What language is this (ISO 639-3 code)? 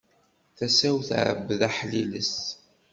kab